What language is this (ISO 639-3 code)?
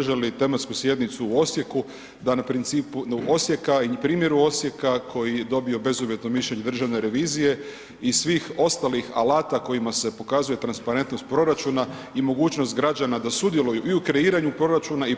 hrv